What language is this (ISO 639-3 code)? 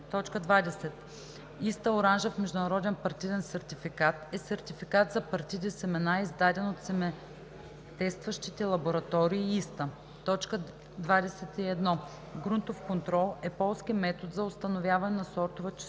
bul